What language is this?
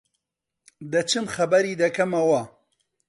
Central Kurdish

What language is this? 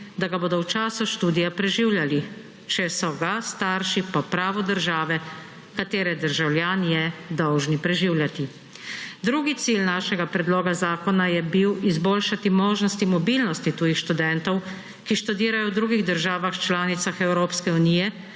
Slovenian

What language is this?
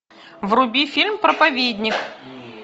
Russian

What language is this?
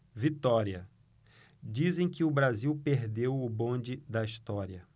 Portuguese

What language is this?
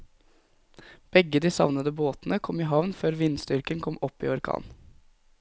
Norwegian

